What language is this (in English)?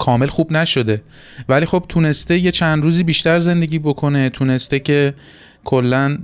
Persian